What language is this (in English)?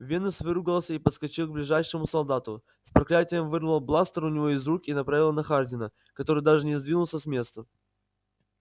Russian